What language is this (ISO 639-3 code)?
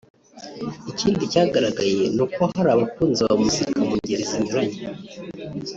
kin